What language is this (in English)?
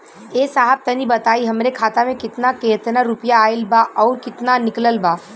Bhojpuri